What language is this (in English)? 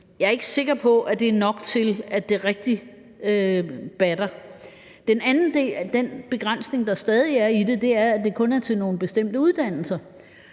Danish